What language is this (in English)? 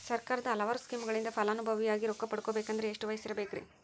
Kannada